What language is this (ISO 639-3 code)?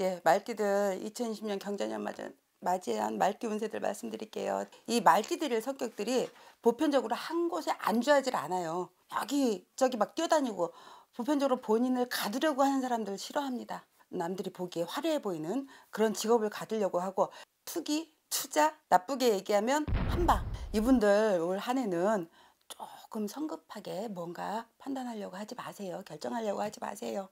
kor